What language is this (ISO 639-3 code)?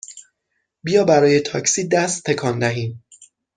fas